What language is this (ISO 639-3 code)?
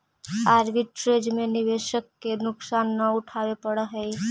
mag